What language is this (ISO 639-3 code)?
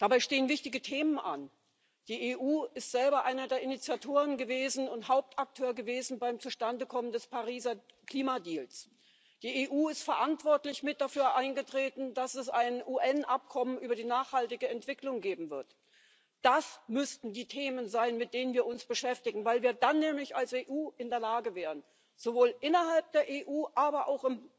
deu